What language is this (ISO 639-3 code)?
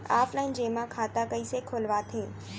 hne